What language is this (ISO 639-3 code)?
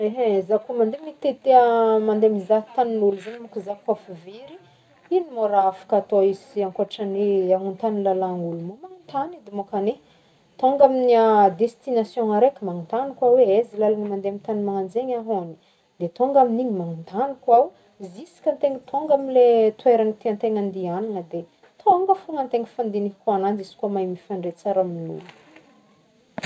bmm